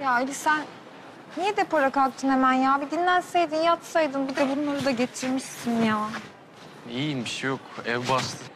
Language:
Turkish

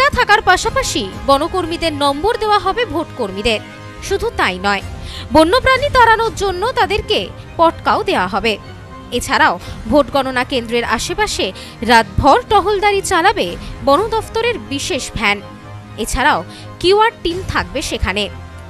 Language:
Bangla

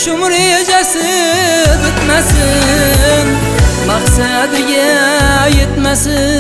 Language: Turkish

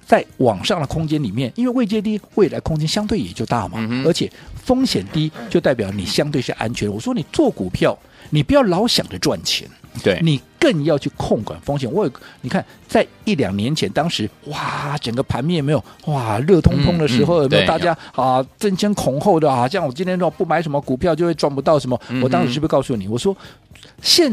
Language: Chinese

